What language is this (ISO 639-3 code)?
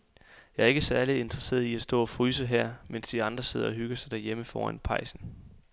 dan